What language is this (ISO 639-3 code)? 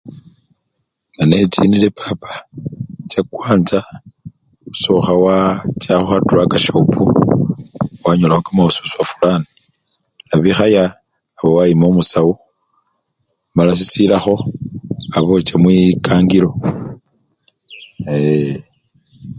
luy